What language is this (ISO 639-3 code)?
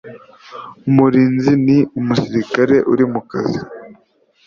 kin